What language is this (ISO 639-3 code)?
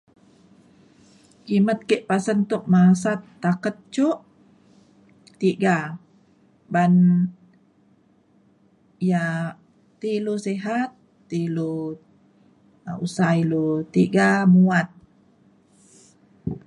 xkl